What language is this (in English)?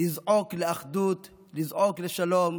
Hebrew